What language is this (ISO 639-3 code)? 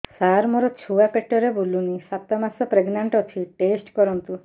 ori